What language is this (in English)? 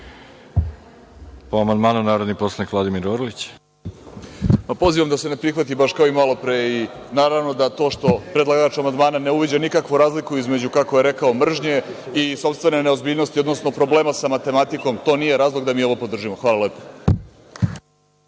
Serbian